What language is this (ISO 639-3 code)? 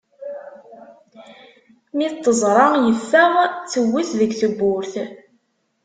kab